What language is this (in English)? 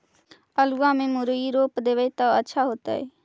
Magahi